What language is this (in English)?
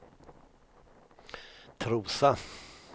Swedish